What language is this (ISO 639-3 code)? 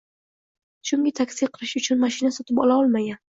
uzb